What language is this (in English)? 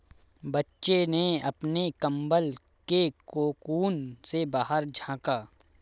Hindi